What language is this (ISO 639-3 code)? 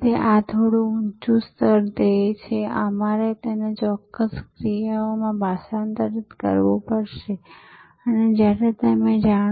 guj